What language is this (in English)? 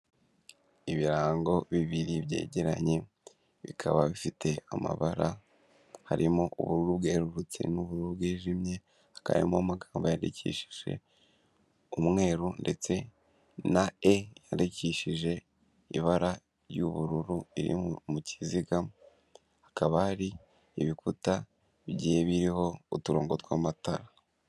Kinyarwanda